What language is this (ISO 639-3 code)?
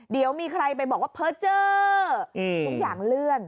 tha